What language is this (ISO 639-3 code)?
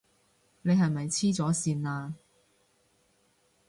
yue